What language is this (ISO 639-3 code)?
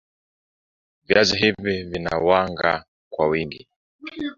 swa